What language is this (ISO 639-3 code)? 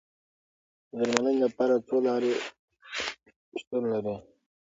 pus